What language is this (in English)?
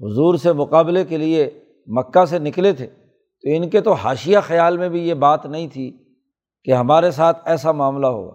Urdu